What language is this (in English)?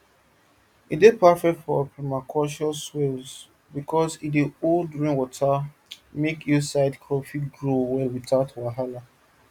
Nigerian Pidgin